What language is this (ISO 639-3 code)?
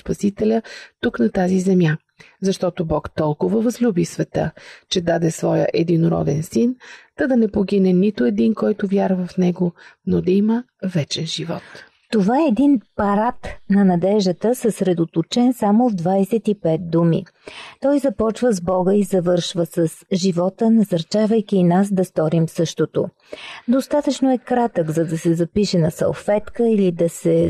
bul